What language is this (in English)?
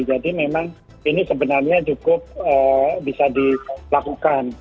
Indonesian